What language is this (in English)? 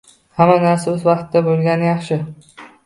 Uzbek